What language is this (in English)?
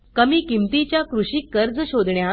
Marathi